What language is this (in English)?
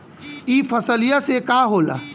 Bhojpuri